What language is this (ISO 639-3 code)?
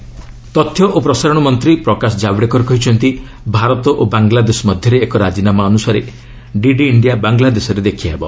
ori